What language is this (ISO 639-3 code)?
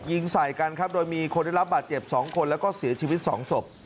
tha